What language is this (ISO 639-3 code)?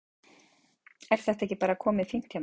isl